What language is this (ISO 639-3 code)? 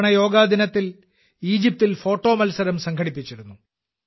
mal